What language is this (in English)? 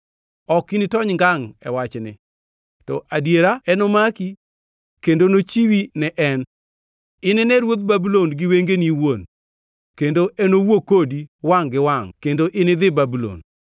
Luo (Kenya and Tanzania)